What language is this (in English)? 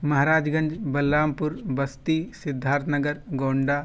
Urdu